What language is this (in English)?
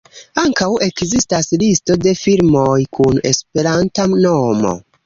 Esperanto